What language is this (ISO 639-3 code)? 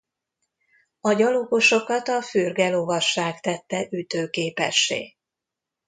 hun